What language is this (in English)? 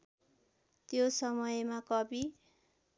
Nepali